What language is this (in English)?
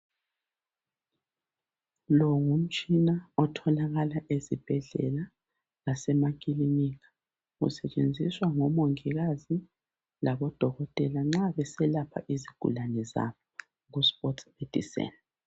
North Ndebele